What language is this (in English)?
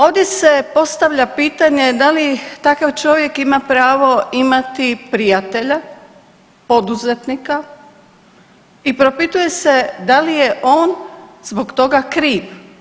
Croatian